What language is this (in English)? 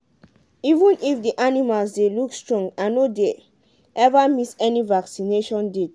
Nigerian Pidgin